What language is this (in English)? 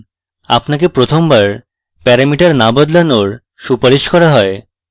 Bangla